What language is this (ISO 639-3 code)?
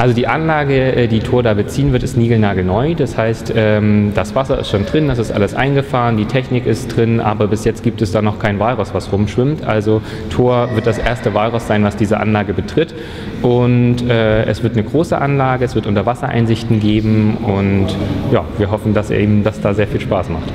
deu